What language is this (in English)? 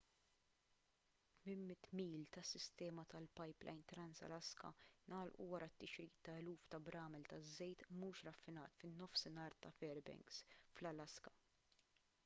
Maltese